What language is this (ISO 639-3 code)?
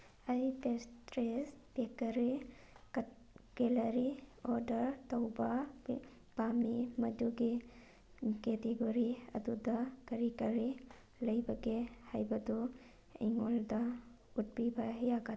mni